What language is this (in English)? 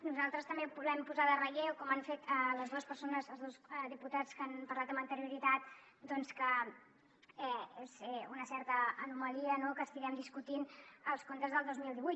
Catalan